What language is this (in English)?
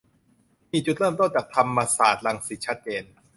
Thai